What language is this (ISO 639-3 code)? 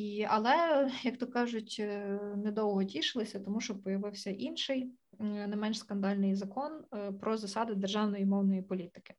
ukr